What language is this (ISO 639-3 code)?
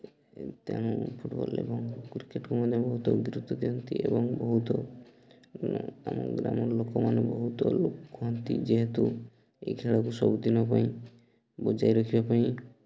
ori